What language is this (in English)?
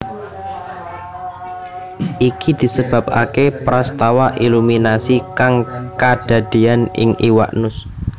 Javanese